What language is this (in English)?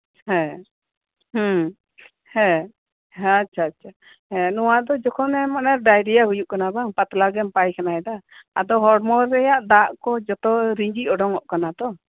Santali